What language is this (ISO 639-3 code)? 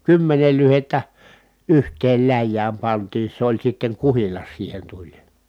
fin